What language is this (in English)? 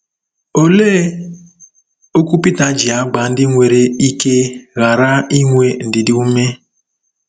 Igbo